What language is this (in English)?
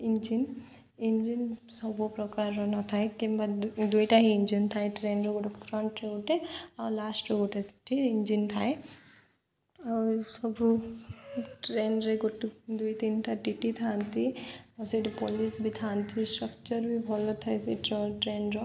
Odia